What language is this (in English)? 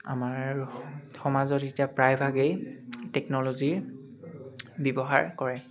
Assamese